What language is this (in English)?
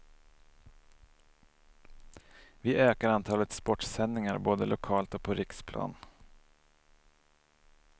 Swedish